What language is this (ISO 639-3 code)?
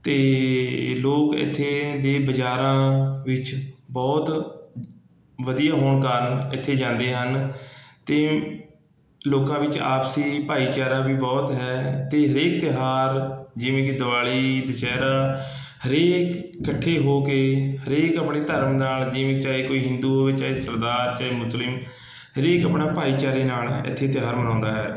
pan